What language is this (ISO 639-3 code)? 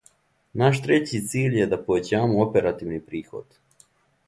srp